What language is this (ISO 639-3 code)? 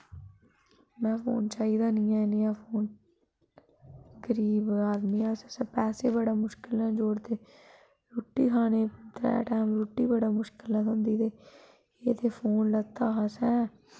doi